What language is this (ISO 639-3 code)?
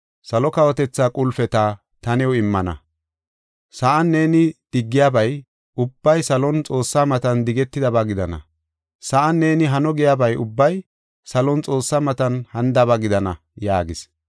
gof